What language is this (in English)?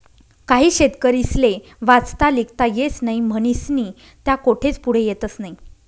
Marathi